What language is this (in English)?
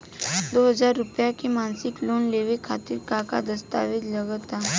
Bhojpuri